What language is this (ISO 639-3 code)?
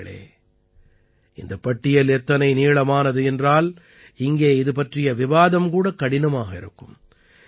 tam